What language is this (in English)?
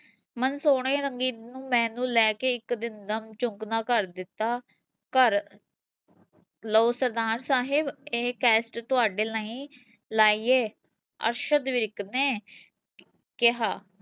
Punjabi